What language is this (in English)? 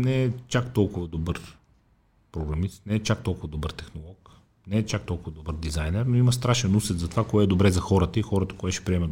Bulgarian